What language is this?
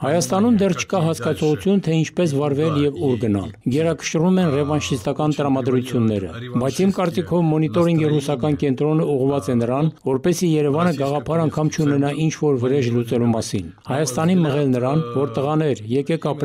Turkish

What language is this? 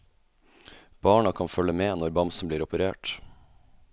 Norwegian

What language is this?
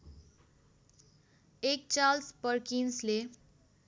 Nepali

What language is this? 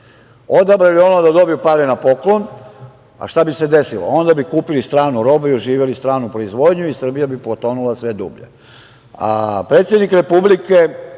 Serbian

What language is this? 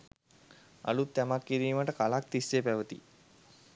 Sinhala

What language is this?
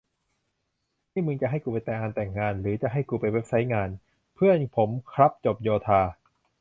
Thai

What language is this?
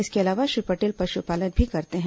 Hindi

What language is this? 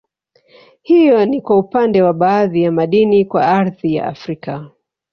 Swahili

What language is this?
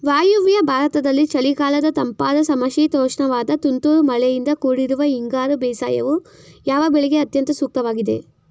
Kannada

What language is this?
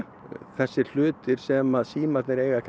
Icelandic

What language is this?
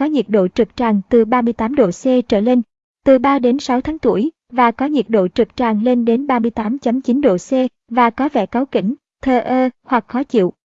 Vietnamese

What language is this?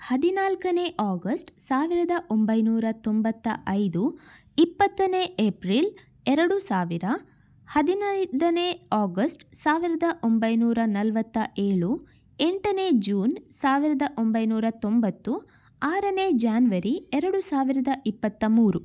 Kannada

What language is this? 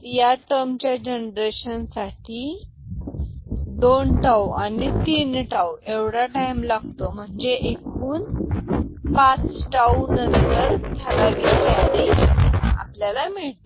Marathi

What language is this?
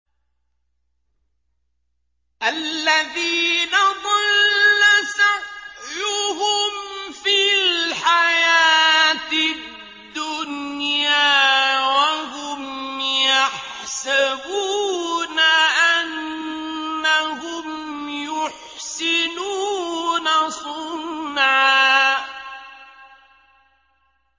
Arabic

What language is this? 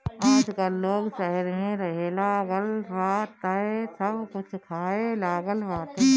Bhojpuri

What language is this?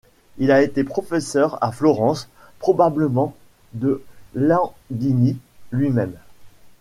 French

